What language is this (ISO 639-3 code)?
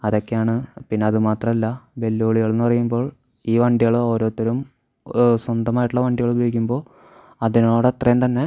mal